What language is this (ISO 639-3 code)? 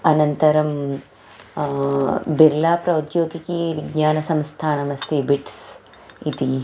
san